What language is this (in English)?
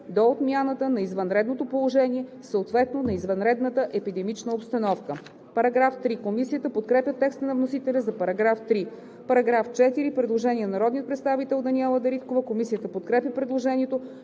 Bulgarian